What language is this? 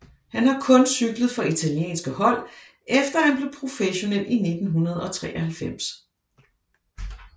Danish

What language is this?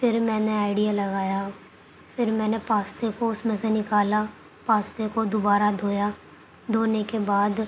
Urdu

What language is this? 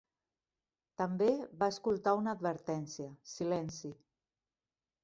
Catalan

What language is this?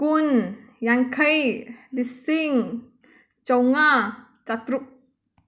Manipuri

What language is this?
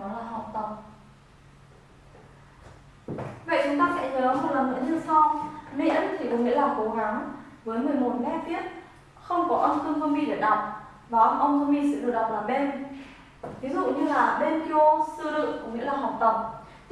Vietnamese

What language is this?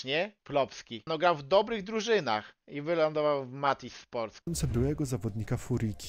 Polish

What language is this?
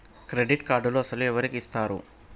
Telugu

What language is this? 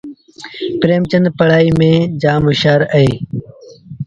Sindhi Bhil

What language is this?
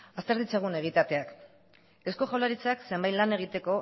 Basque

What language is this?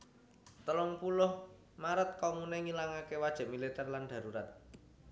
Javanese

